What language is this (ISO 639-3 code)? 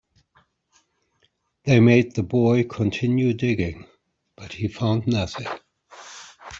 eng